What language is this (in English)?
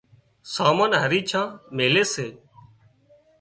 Wadiyara Koli